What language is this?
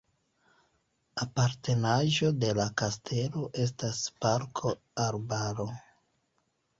Esperanto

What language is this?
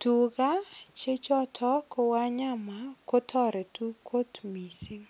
Kalenjin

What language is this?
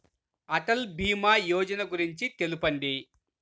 Telugu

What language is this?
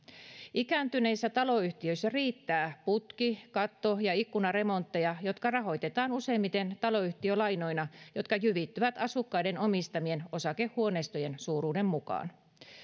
Finnish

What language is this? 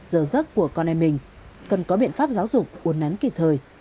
Vietnamese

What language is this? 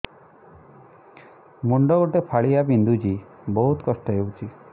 Odia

